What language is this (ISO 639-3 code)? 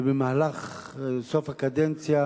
heb